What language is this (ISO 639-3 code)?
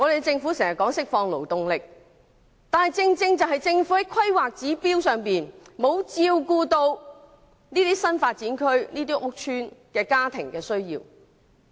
yue